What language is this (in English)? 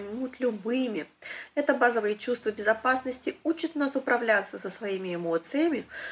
Russian